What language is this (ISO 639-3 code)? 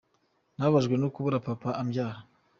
kin